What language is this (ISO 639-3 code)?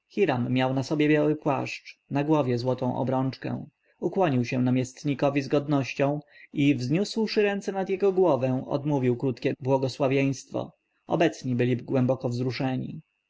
pol